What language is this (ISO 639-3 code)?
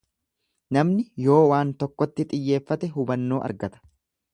orm